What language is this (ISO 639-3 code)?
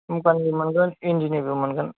brx